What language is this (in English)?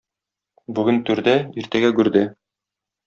Tatar